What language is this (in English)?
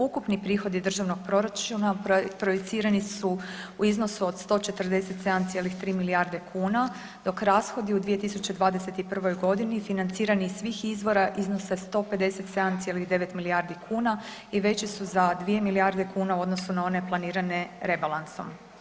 Croatian